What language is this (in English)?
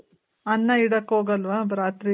Kannada